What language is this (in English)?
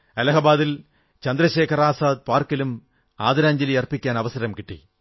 Malayalam